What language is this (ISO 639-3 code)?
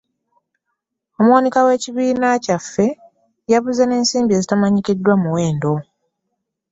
lug